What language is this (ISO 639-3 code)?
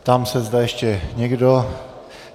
ces